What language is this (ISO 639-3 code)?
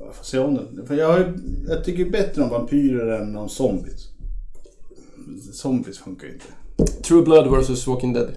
swe